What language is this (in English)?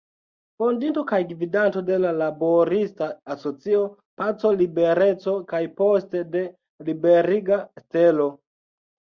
Esperanto